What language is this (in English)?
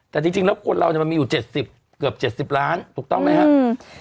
Thai